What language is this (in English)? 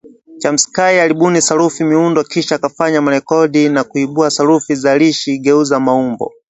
Swahili